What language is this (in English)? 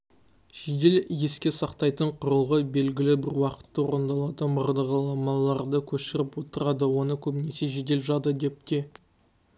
Kazakh